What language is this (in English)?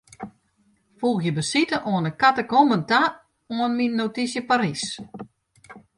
Western Frisian